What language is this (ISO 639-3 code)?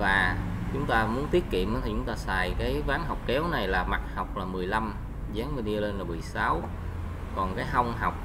vie